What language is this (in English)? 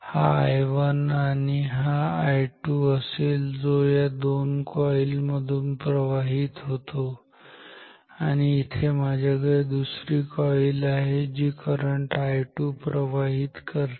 Marathi